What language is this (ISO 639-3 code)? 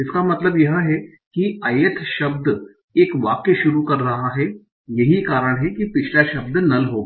hin